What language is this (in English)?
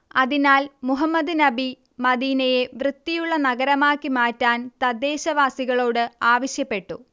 Malayalam